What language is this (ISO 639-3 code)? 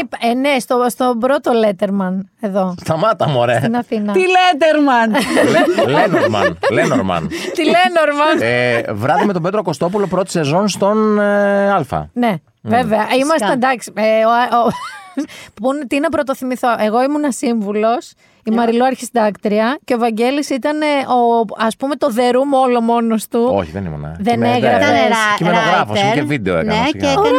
ell